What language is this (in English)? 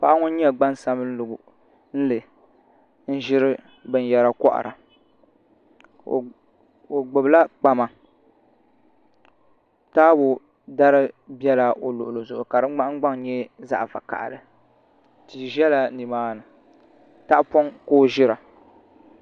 Dagbani